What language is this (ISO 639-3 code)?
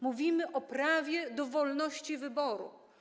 pol